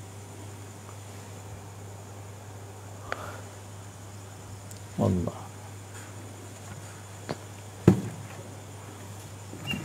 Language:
Malay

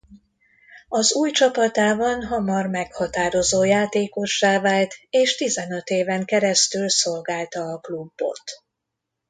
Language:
Hungarian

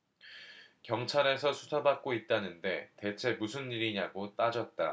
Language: Korean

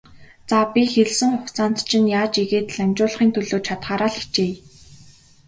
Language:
Mongolian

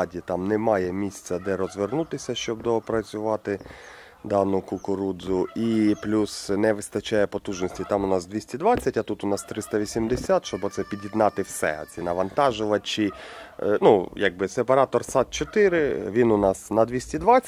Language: Ukrainian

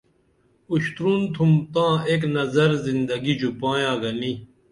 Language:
Dameli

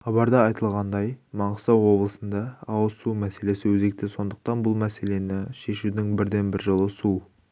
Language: Kazakh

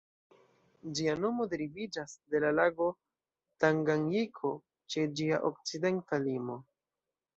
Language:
Esperanto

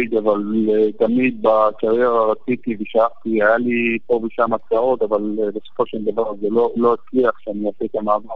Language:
Hebrew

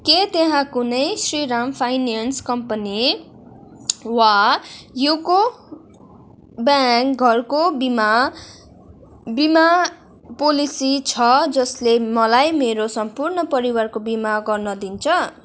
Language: Nepali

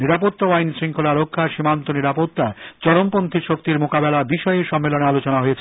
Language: Bangla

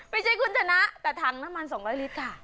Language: Thai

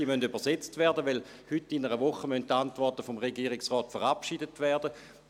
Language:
Swiss German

